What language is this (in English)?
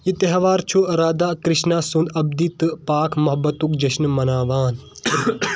Kashmiri